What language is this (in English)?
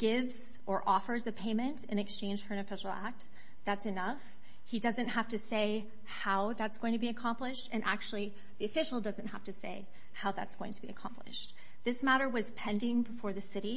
English